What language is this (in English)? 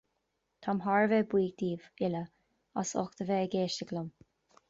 Irish